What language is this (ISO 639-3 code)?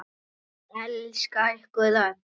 isl